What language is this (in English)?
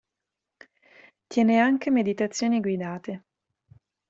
Italian